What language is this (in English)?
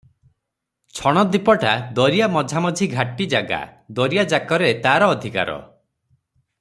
Odia